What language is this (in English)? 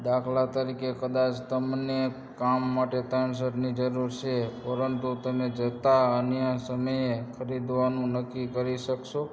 Gujarati